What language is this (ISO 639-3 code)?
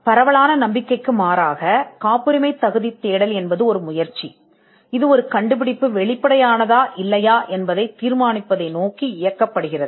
tam